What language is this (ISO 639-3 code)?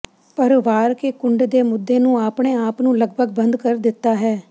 pan